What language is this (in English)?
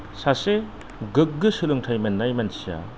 Bodo